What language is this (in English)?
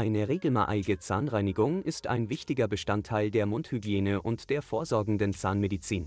German